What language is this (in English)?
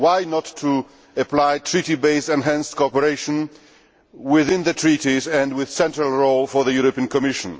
English